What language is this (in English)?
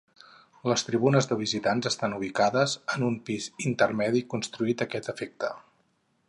Catalan